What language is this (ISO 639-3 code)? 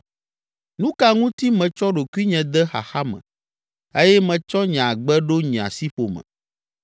ewe